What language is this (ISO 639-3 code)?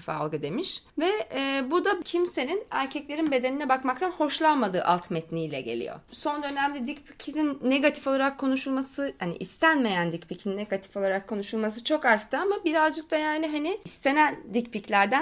tur